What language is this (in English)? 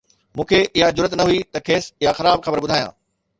Sindhi